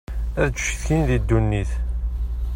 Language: Kabyle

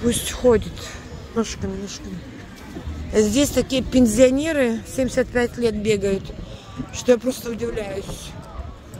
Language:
Russian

